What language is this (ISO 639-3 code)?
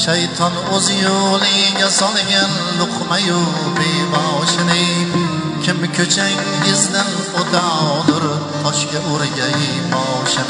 tur